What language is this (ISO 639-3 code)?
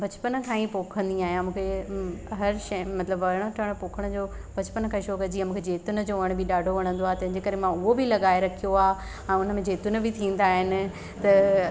snd